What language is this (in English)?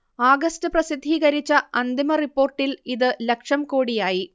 Malayalam